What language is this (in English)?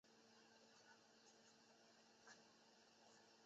Chinese